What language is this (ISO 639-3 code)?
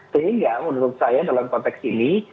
ind